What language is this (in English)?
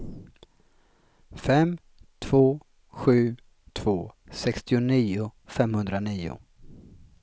Swedish